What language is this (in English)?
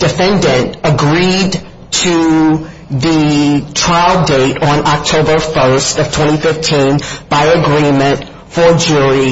English